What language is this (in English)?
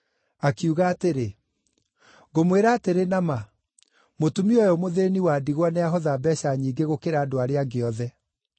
Kikuyu